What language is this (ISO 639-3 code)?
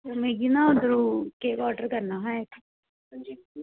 doi